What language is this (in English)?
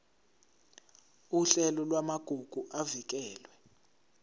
Zulu